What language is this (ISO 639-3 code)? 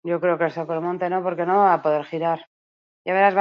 eus